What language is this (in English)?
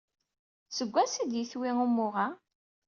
Kabyle